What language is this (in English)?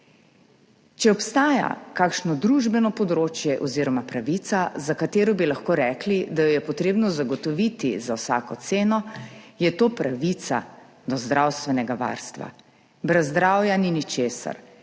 Slovenian